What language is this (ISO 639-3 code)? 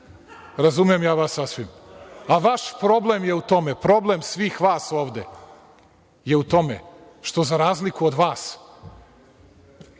srp